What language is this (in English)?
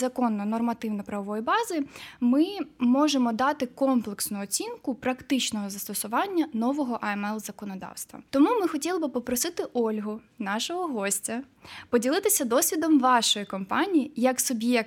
Ukrainian